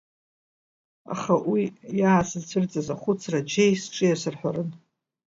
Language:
Abkhazian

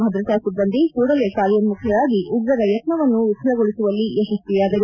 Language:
Kannada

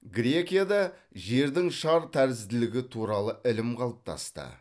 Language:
Kazakh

